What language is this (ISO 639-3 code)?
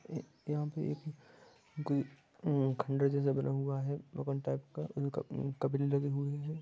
mag